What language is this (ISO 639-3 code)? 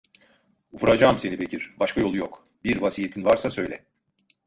tur